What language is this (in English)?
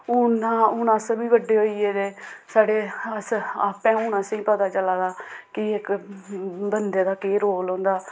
Dogri